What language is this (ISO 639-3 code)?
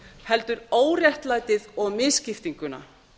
isl